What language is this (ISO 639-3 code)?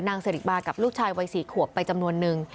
tha